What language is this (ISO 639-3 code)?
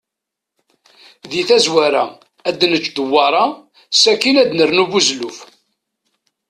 kab